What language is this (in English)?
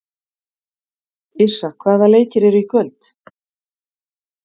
Icelandic